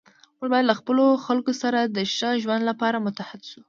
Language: Pashto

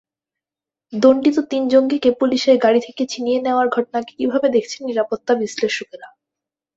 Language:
Bangla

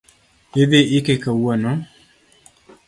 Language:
Luo (Kenya and Tanzania)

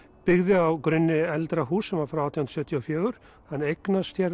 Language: Icelandic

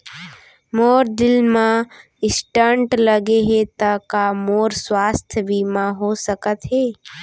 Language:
Chhattisgarhi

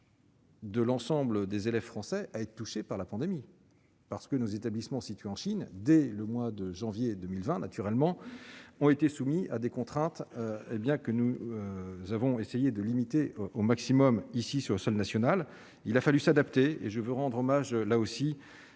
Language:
French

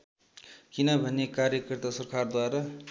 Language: Nepali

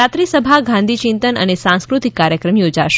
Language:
Gujarati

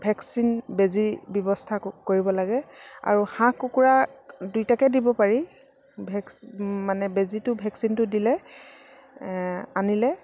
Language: Assamese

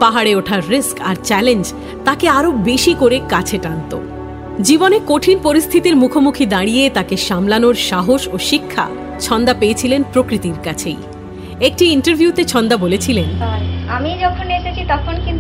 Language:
Bangla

